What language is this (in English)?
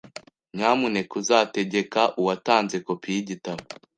Kinyarwanda